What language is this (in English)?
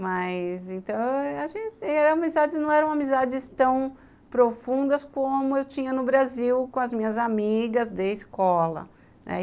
Portuguese